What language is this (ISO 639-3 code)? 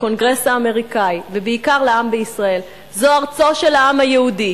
heb